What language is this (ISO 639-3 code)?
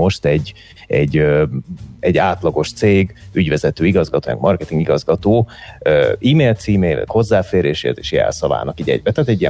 hun